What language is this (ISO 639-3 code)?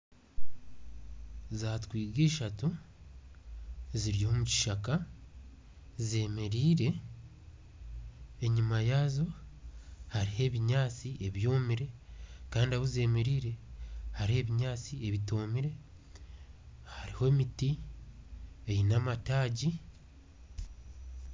nyn